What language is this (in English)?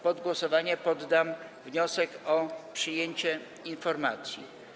Polish